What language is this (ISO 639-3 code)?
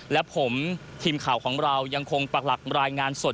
tha